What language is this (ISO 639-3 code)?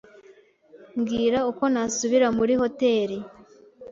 kin